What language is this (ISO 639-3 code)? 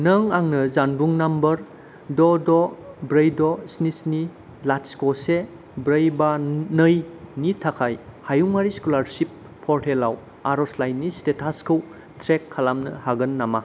brx